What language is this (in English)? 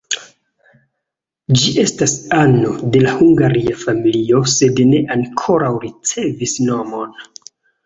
Esperanto